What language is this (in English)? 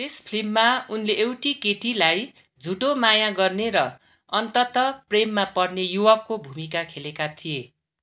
Nepali